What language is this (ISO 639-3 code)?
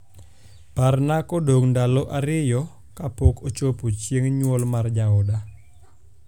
luo